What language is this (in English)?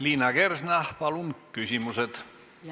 Estonian